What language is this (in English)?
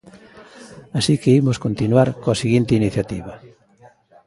Galician